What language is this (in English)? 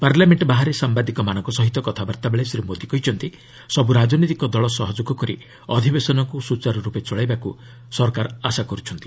Odia